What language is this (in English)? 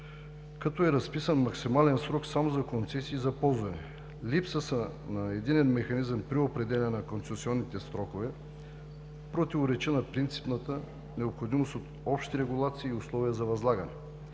Bulgarian